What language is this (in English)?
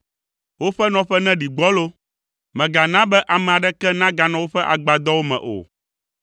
Ewe